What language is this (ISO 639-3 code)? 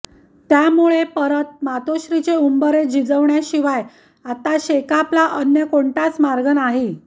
mar